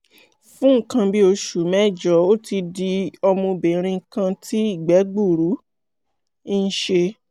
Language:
Yoruba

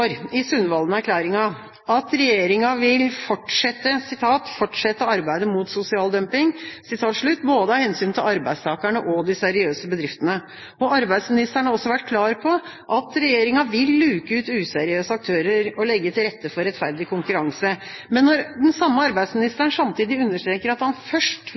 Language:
Norwegian Bokmål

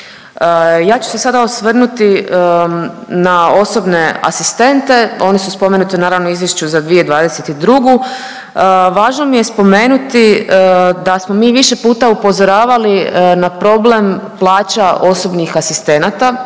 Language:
Croatian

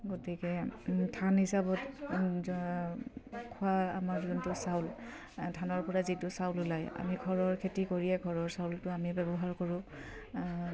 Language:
Assamese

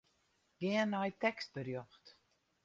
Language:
Western Frisian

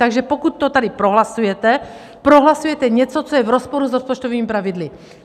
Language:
Czech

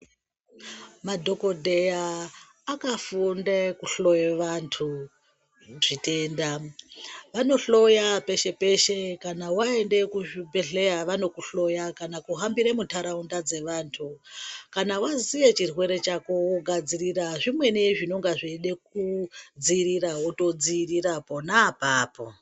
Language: Ndau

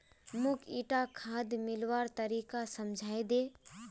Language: Magahi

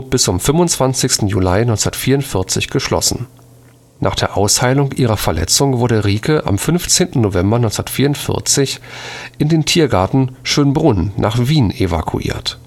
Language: German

